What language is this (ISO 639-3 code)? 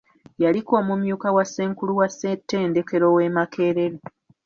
lug